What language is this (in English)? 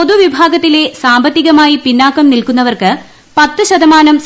Malayalam